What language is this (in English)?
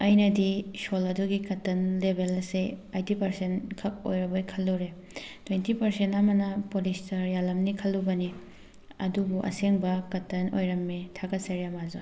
Manipuri